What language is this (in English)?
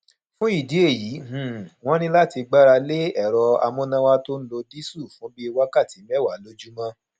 Yoruba